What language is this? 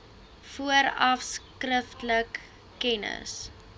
Afrikaans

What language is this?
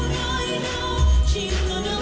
Vietnamese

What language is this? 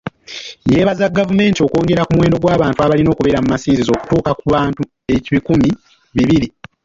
Ganda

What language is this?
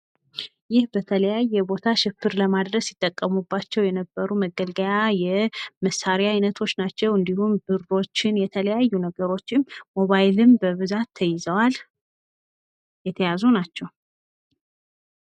Amharic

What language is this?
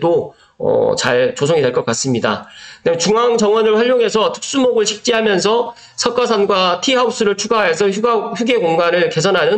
Korean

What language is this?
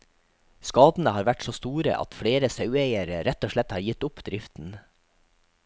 Norwegian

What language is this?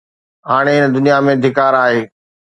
Sindhi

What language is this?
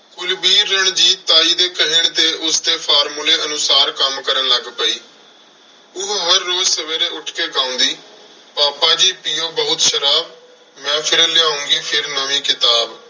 Punjabi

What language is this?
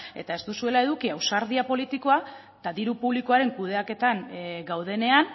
Basque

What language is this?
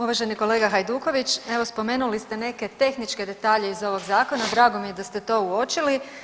Croatian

